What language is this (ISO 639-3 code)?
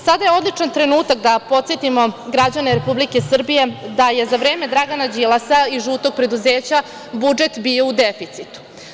srp